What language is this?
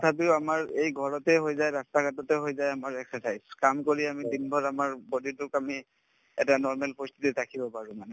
Assamese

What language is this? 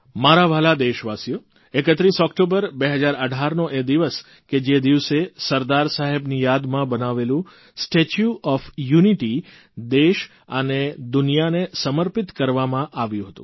Gujarati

